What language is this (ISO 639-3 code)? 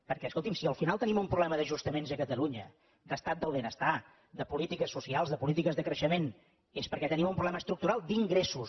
cat